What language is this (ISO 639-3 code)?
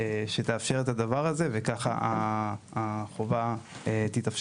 heb